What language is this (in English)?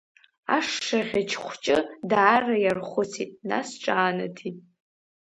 Abkhazian